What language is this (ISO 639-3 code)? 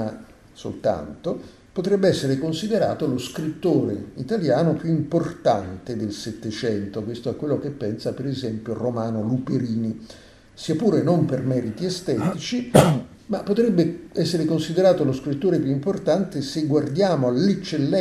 ita